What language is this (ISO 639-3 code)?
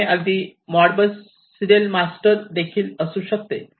mar